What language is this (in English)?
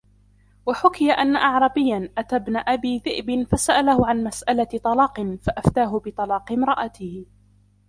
Arabic